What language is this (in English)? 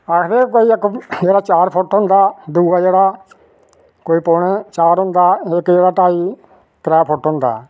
Dogri